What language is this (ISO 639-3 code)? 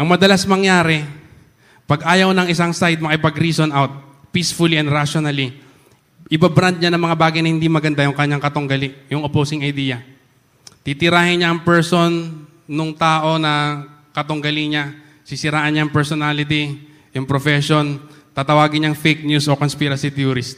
fil